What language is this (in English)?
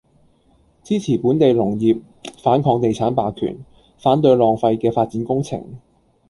Cantonese